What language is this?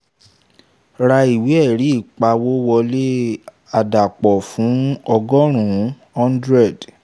Yoruba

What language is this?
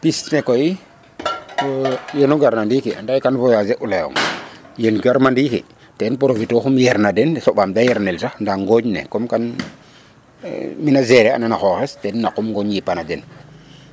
Serer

